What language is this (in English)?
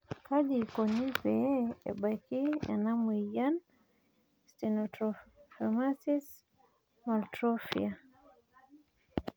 Masai